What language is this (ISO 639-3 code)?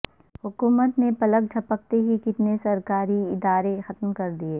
urd